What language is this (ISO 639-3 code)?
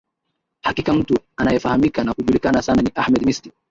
swa